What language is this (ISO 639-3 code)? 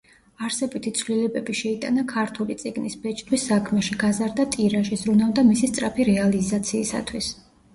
kat